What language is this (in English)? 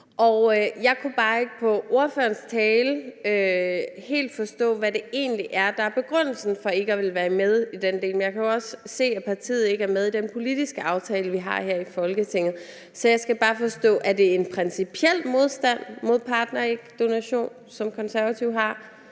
Danish